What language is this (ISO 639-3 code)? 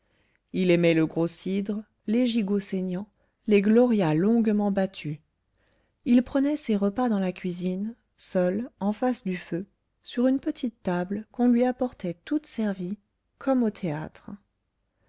fra